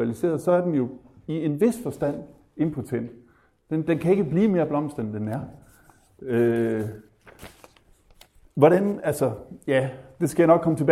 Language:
Danish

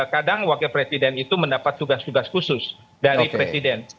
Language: Indonesian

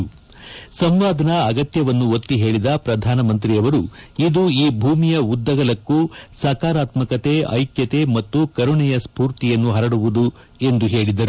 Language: Kannada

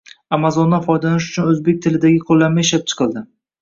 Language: Uzbek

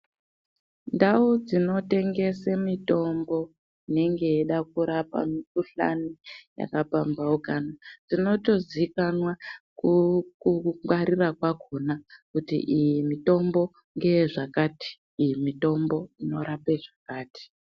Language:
Ndau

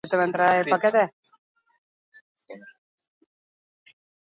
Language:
Basque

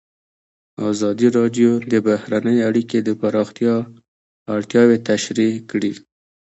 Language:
Pashto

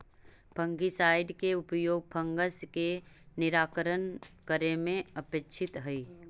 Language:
Magahi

